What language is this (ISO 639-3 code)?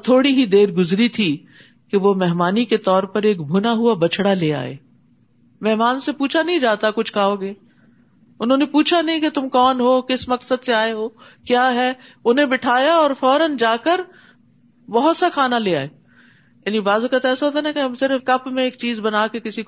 urd